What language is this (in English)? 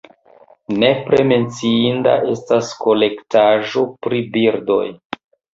Esperanto